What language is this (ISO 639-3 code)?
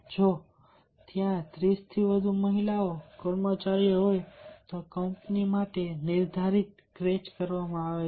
guj